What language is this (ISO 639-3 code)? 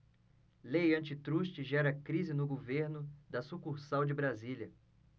por